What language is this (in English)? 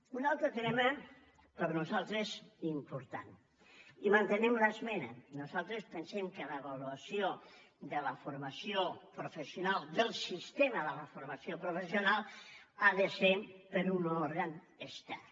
Catalan